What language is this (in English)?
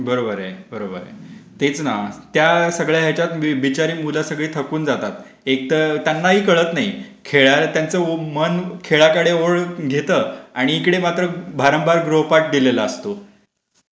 Marathi